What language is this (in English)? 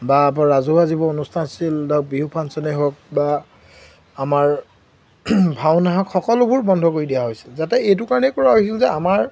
Assamese